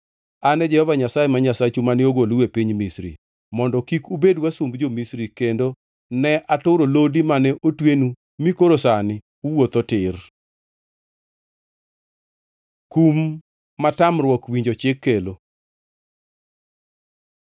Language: Luo (Kenya and Tanzania)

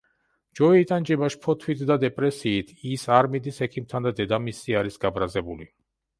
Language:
Georgian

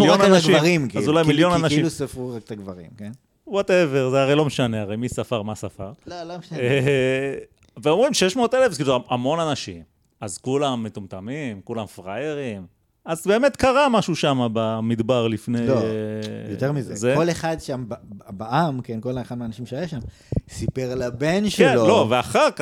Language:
Hebrew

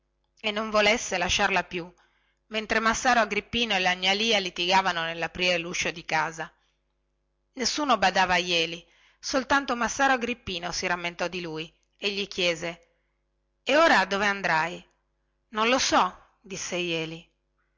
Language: Italian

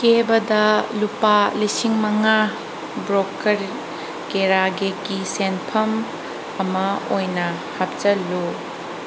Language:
Manipuri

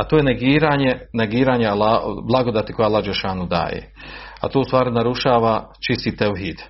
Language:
Croatian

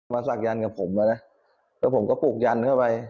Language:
Thai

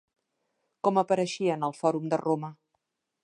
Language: Catalan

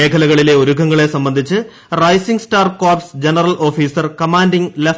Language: Malayalam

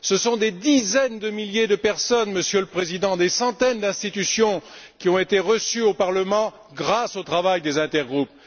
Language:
French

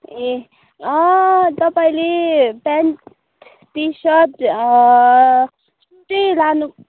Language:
Nepali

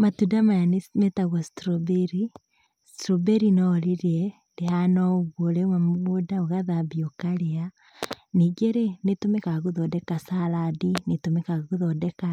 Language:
Kikuyu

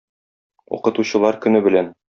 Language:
Tatar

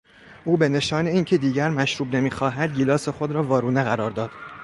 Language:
Persian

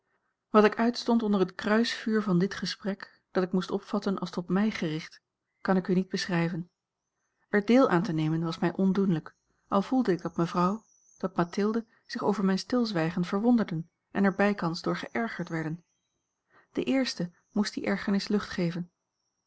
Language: Dutch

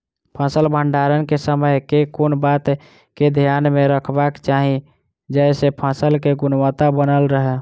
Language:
Maithili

